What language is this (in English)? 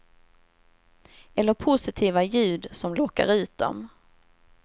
Swedish